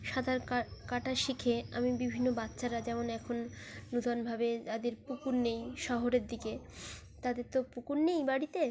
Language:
Bangla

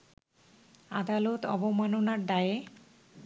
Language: Bangla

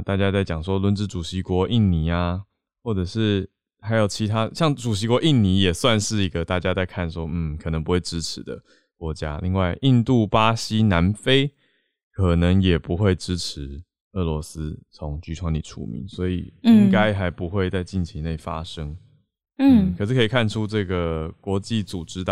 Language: Chinese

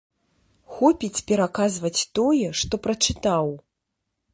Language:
Belarusian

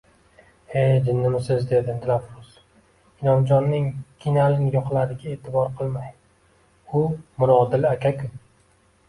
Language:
Uzbek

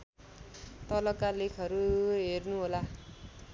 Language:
Nepali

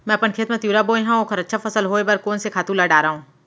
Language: Chhattisgarhi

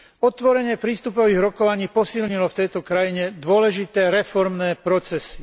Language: Slovak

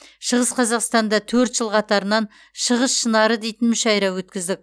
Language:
Kazakh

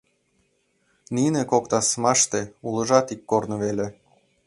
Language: Mari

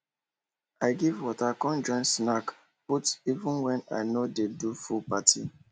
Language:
Nigerian Pidgin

